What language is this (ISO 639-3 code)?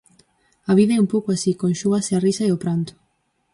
glg